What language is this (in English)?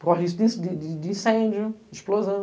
Portuguese